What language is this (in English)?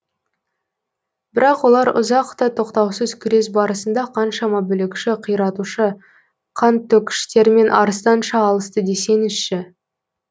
Kazakh